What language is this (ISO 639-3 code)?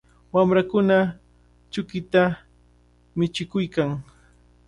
qvl